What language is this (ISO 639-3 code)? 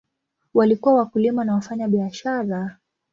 swa